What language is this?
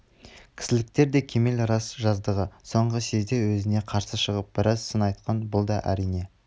Kazakh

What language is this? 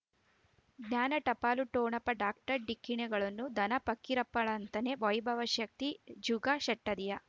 Kannada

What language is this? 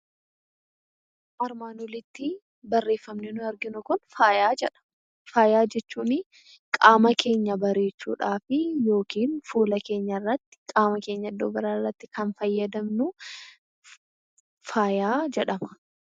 Oromo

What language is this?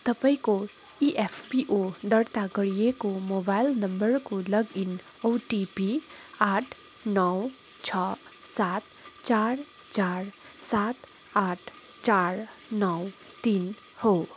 Nepali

